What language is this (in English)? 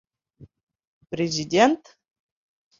Bashkir